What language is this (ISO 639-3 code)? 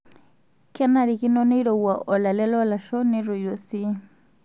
mas